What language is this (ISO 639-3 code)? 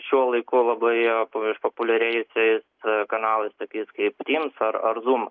lit